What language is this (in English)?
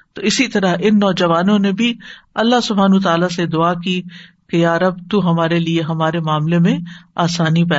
Urdu